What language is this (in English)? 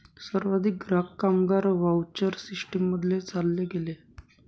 Marathi